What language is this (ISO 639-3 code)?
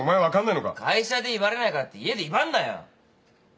jpn